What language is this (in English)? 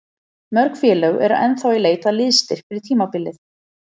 Icelandic